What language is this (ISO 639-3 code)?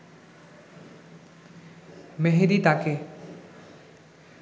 ben